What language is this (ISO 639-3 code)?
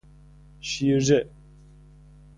fas